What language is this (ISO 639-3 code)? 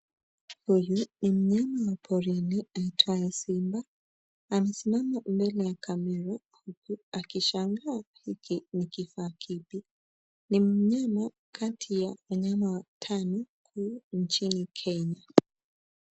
swa